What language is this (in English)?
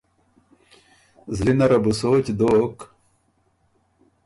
Ormuri